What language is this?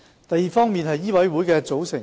Cantonese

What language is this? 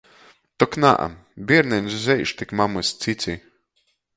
Latgalian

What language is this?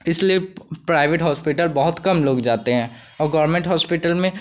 Hindi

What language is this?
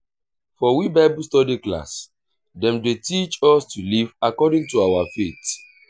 Nigerian Pidgin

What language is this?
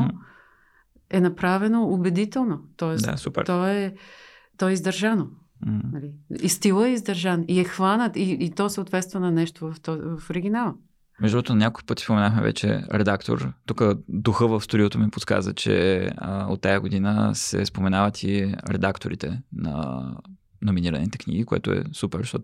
Bulgarian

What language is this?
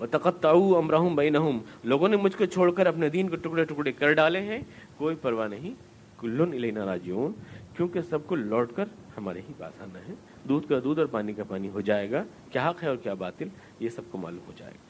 Urdu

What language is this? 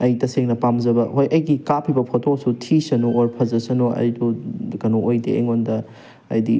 Manipuri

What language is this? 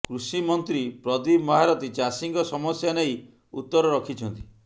Odia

